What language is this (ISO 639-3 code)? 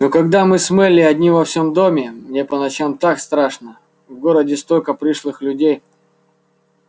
rus